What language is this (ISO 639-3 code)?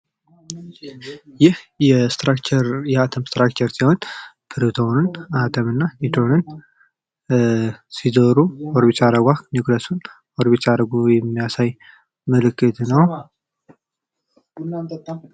amh